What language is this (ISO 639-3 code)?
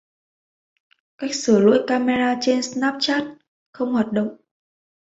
vie